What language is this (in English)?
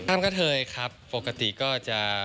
Thai